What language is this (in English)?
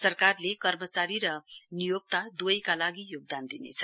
Nepali